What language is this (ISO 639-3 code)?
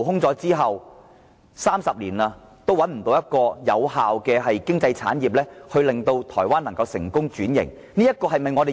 yue